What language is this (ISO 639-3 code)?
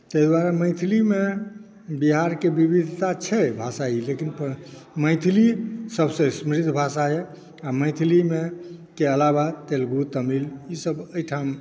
mai